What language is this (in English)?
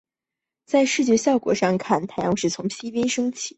Chinese